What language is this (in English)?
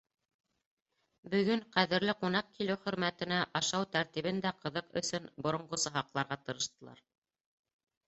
Bashkir